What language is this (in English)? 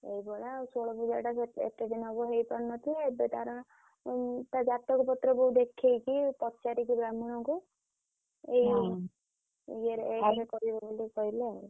Odia